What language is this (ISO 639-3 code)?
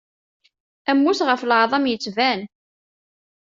kab